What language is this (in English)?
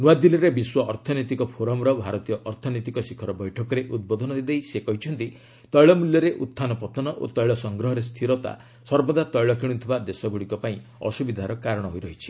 Odia